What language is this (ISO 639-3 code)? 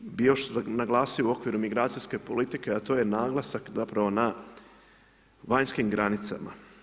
hrv